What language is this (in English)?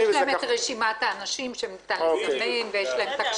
Hebrew